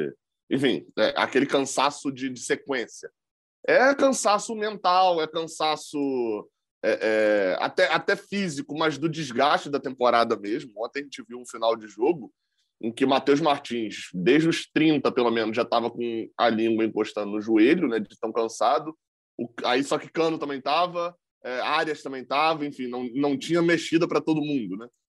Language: Portuguese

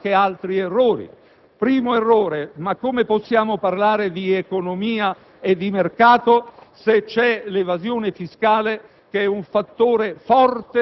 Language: Italian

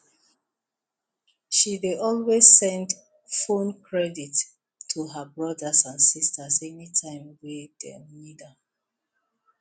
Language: Nigerian Pidgin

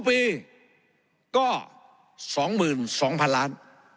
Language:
Thai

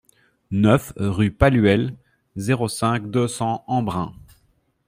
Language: French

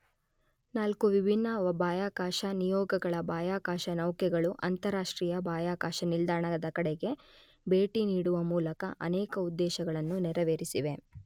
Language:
Kannada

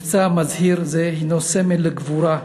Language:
Hebrew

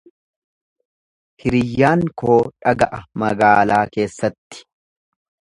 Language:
Oromo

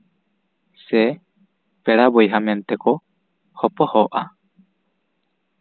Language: Santali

